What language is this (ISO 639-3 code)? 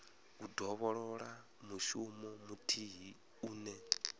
ven